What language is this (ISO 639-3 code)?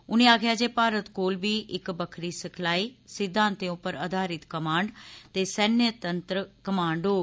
doi